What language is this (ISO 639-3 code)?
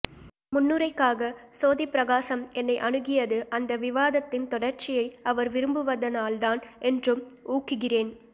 tam